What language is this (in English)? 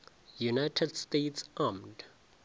Northern Sotho